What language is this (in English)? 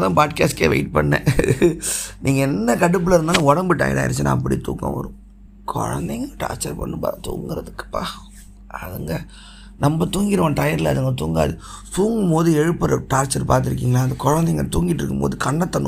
Tamil